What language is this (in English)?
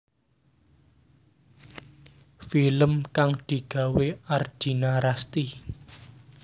Javanese